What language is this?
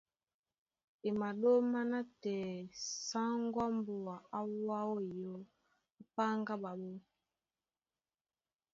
Duala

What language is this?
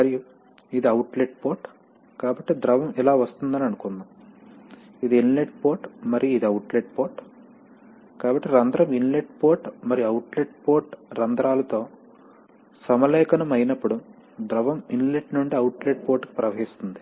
Telugu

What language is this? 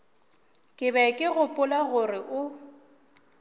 Northern Sotho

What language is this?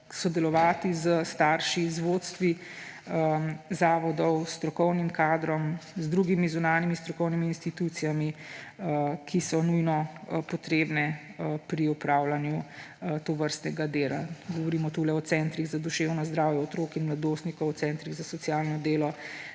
Slovenian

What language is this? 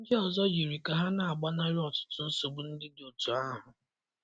Igbo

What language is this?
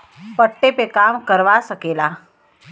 Bhojpuri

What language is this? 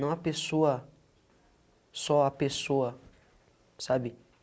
Portuguese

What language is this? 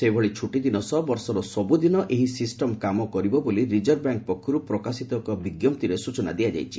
Odia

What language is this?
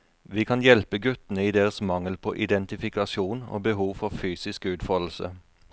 Norwegian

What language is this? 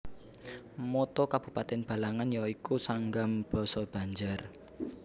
Javanese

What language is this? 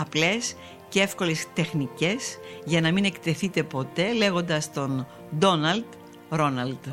Greek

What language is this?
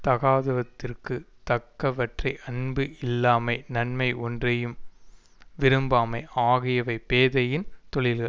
Tamil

